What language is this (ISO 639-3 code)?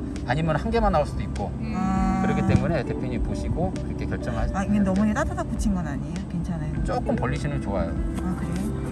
kor